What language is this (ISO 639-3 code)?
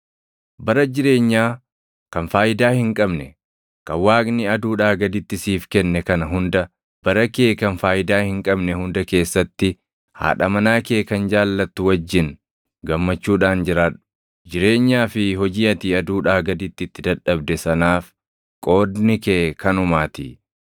orm